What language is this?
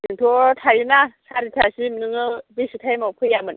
Bodo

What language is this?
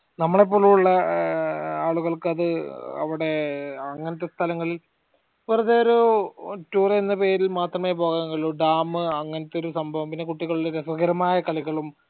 Malayalam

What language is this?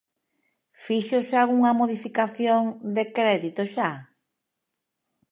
Galician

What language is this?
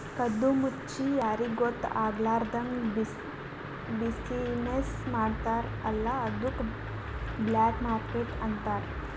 Kannada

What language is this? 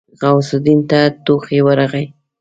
Pashto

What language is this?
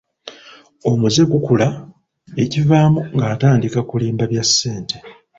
Ganda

